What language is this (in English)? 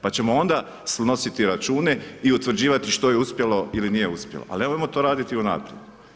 Croatian